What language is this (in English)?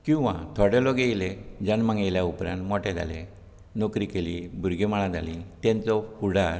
Konkani